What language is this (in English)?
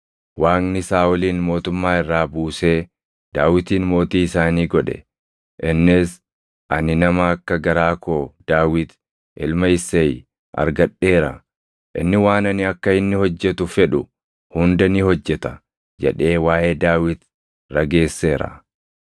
Oromo